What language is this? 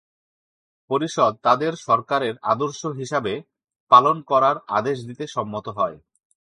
Bangla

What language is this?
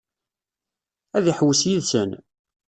Kabyle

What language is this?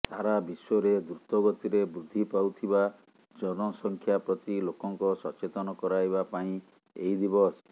Odia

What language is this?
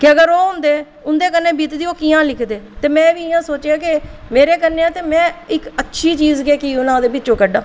Dogri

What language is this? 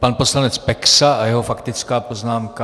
Czech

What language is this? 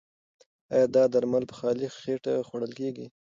Pashto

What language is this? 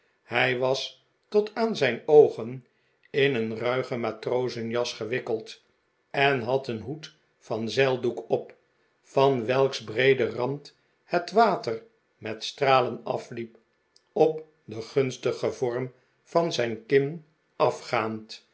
Dutch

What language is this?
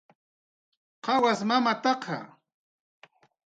Jaqaru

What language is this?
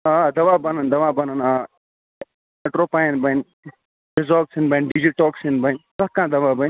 Kashmiri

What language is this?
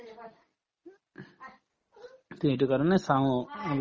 Assamese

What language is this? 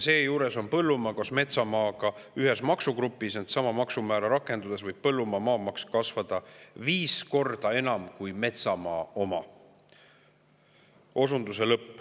Estonian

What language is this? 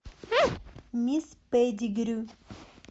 Russian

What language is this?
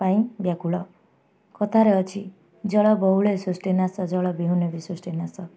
Odia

